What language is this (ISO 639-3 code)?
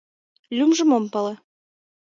chm